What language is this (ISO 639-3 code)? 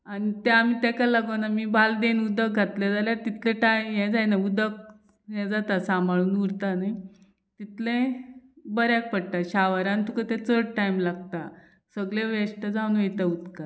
kok